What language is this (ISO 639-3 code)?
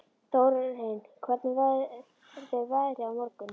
isl